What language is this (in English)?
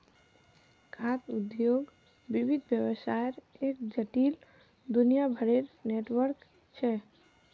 Magahi